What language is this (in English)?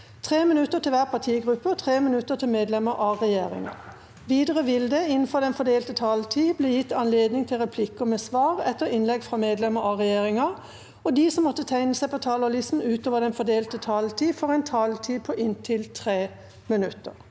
Norwegian